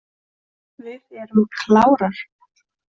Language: Icelandic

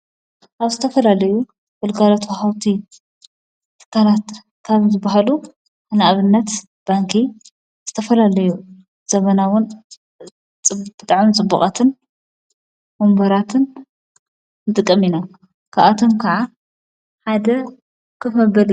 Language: Tigrinya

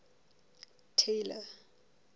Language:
Southern Sotho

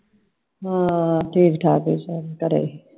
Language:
Punjabi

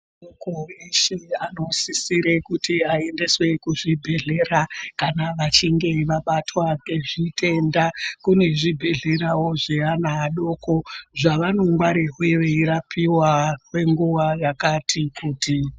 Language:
Ndau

